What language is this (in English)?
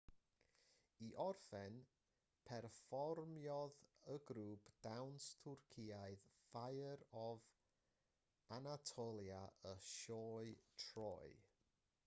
Welsh